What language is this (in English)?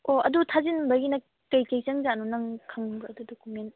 Manipuri